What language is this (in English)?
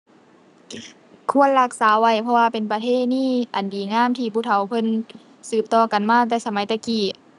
Thai